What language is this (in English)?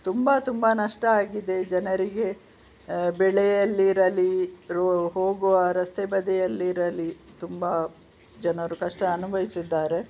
Kannada